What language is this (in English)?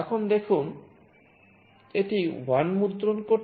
Bangla